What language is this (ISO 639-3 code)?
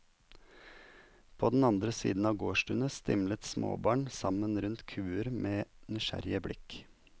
nor